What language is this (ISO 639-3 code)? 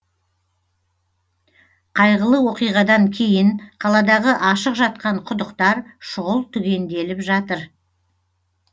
kaz